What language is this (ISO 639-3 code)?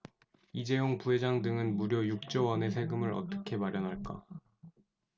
kor